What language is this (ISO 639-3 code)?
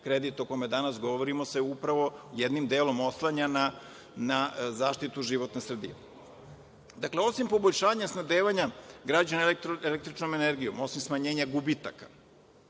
srp